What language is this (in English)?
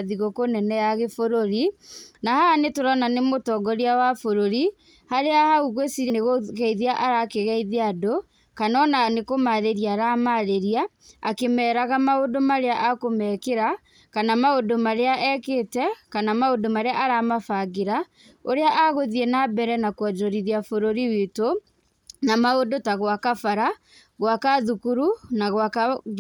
Kikuyu